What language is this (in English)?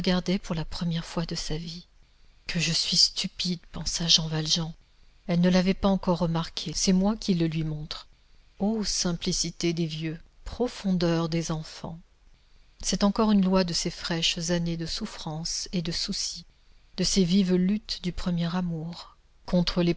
French